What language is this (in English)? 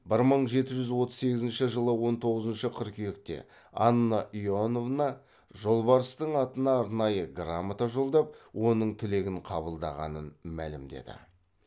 Kazakh